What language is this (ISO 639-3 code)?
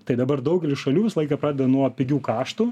lit